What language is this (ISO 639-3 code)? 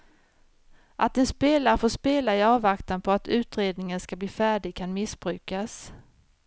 swe